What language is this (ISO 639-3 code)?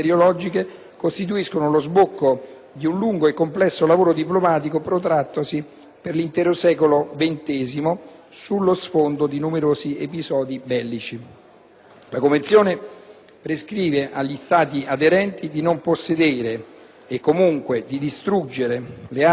ita